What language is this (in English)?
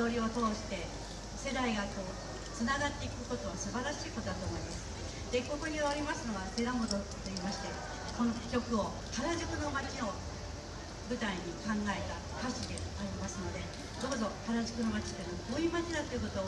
Japanese